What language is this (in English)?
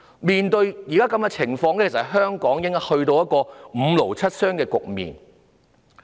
Cantonese